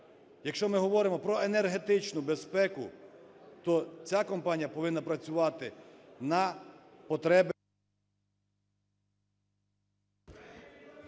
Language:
Ukrainian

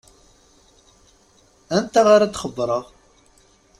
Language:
Kabyle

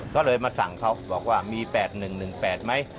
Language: Thai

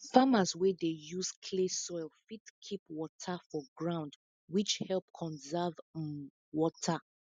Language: Nigerian Pidgin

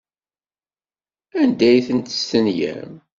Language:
Kabyle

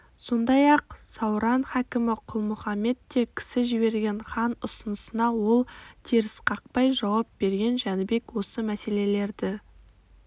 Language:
Kazakh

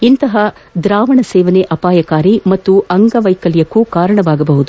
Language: Kannada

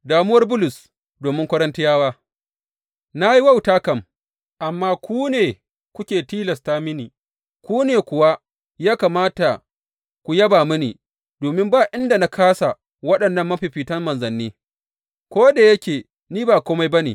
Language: Hausa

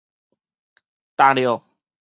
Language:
Min Nan Chinese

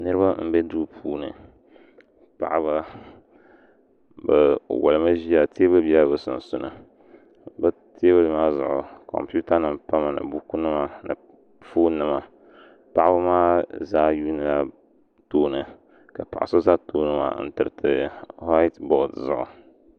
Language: Dagbani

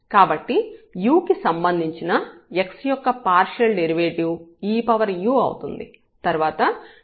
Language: Telugu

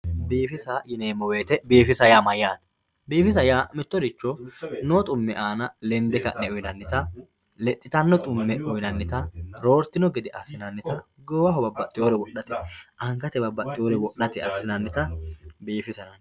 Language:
Sidamo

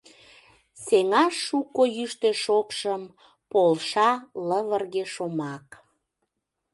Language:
Mari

